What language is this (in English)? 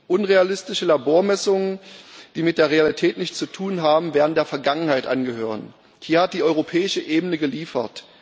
German